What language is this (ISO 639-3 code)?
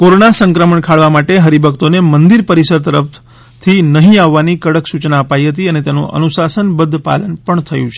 guj